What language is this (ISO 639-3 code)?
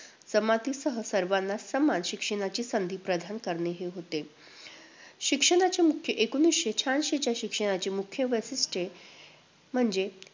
mar